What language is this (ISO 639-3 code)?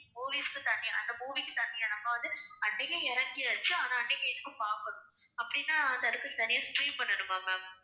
tam